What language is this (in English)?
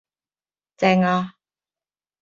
Cantonese